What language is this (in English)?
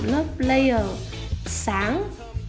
Vietnamese